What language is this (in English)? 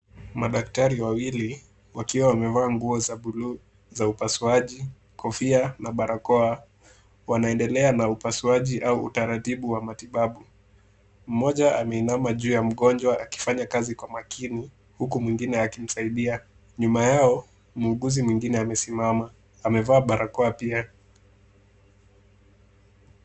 Swahili